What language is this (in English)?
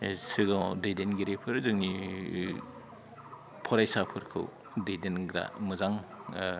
Bodo